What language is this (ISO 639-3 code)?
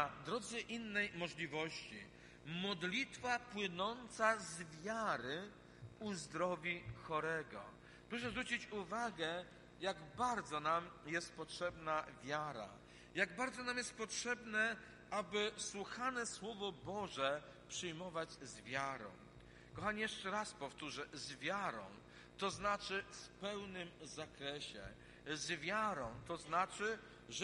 pol